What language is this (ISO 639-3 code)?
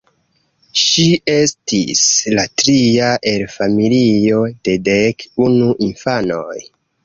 epo